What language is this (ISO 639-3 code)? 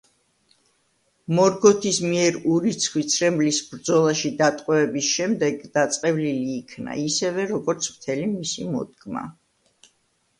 kat